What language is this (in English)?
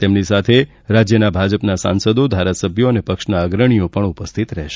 Gujarati